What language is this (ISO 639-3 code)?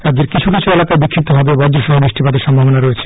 ben